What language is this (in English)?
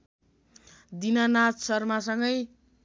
Nepali